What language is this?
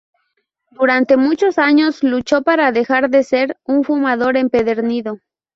Spanish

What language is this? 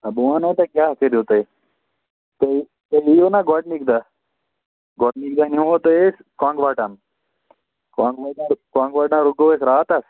Kashmiri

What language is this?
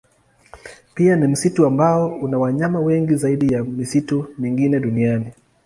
Swahili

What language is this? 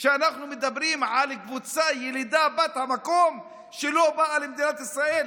Hebrew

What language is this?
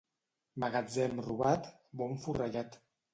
Catalan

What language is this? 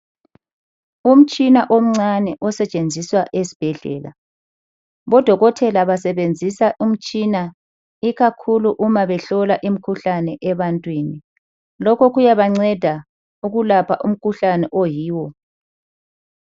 North Ndebele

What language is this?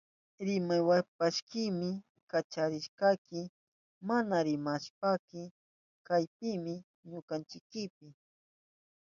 Southern Pastaza Quechua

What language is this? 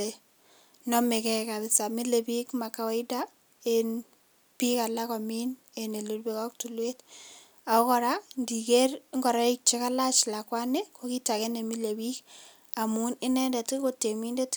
Kalenjin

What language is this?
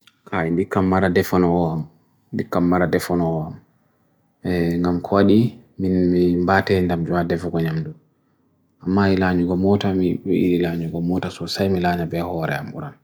Bagirmi Fulfulde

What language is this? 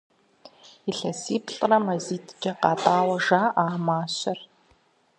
Kabardian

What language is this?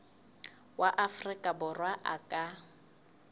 Southern Sotho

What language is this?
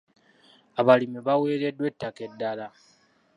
Ganda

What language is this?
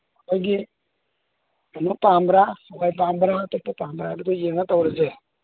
Manipuri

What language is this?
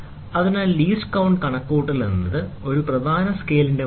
Malayalam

